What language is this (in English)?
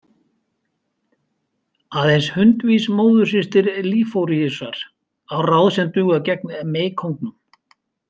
Icelandic